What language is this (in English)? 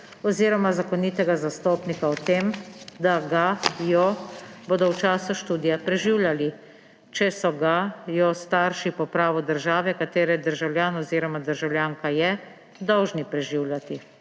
Slovenian